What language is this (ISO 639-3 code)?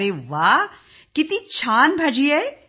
mar